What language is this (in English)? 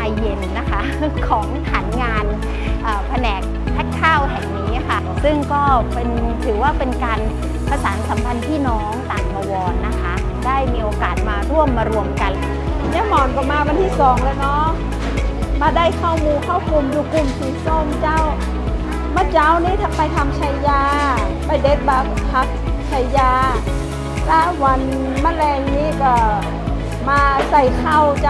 Thai